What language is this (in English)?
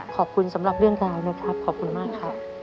Thai